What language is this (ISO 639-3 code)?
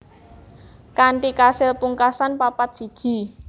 jav